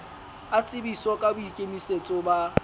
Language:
Southern Sotho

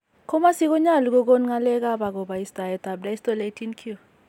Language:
Kalenjin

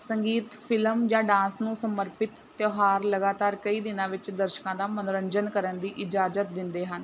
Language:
Punjabi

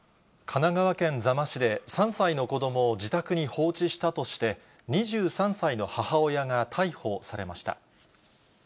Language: Japanese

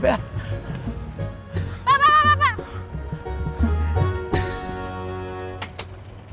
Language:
Indonesian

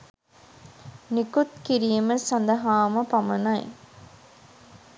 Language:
Sinhala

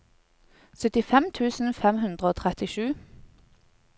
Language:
Norwegian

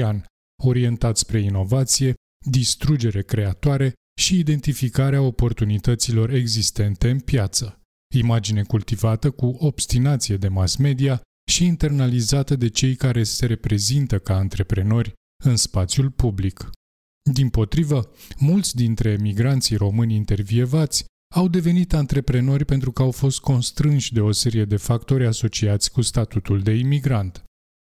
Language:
Romanian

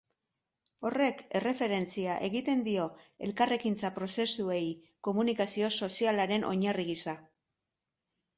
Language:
Basque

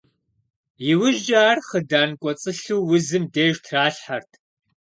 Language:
Kabardian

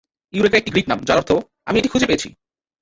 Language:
Bangla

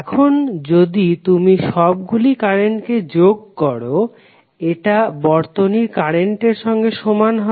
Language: Bangla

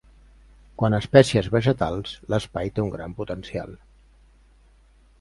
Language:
Catalan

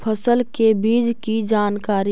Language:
Magahi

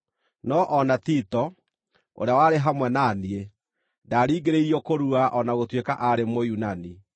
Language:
Kikuyu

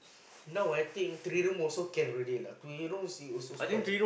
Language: English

